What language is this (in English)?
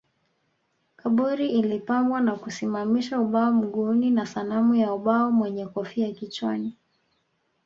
Swahili